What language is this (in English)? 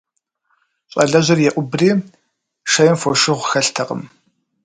Kabardian